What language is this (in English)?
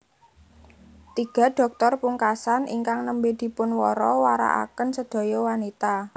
Javanese